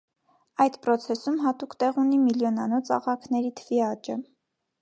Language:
Armenian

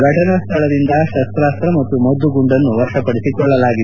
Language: Kannada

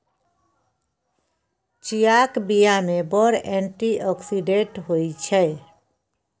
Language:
Maithili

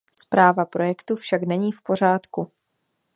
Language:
Czech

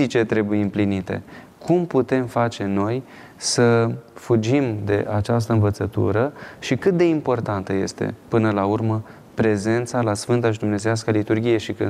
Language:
Romanian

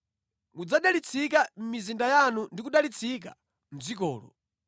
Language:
Nyanja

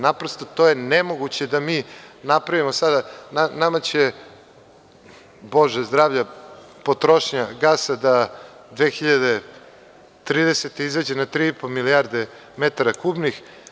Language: Serbian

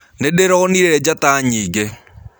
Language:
Kikuyu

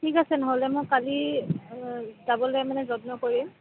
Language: Assamese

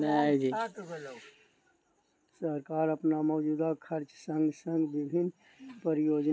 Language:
Maithili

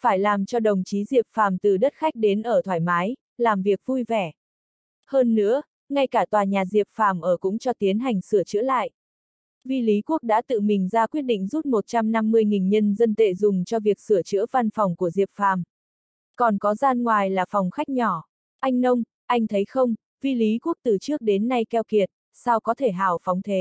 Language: Vietnamese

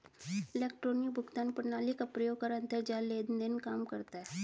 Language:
Hindi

